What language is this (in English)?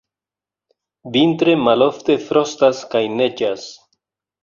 Esperanto